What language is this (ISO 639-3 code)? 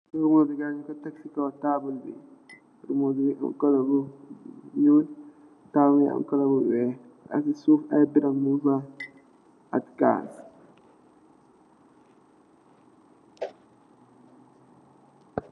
wol